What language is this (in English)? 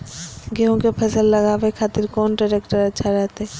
Magahi